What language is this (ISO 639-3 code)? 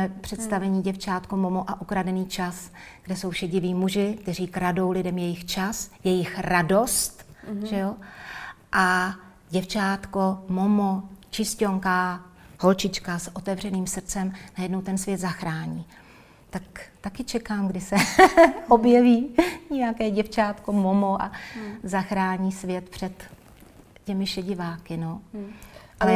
ces